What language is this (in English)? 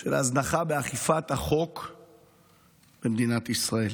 Hebrew